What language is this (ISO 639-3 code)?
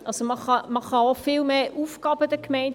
gsw